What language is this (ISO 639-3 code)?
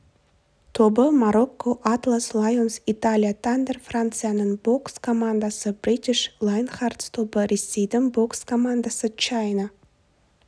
kaz